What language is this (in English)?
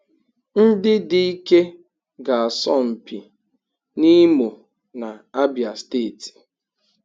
Igbo